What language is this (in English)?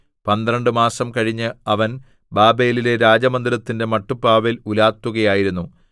Malayalam